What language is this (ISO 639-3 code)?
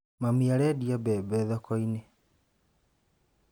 kik